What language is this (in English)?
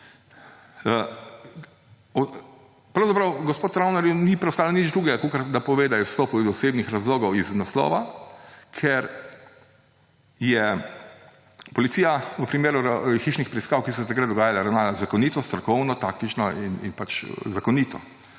Slovenian